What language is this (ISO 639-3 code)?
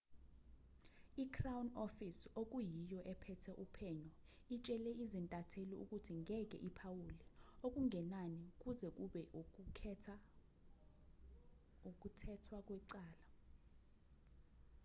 zul